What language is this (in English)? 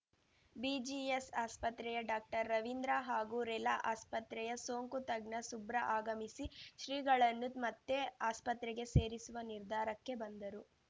Kannada